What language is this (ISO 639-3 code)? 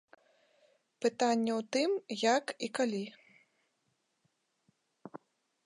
bel